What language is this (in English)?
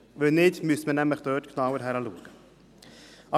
Swiss German